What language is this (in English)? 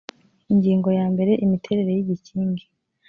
Kinyarwanda